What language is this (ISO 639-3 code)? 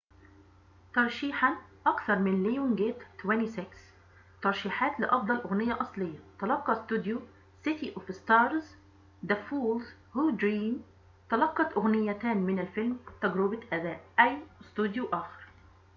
ara